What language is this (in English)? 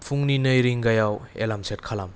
Bodo